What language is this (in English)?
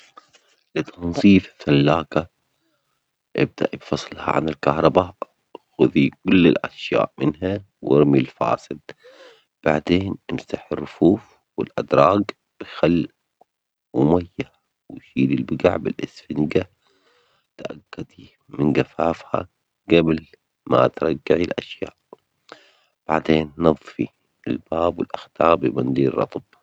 Omani Arabic